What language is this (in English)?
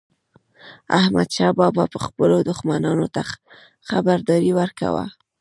Pashto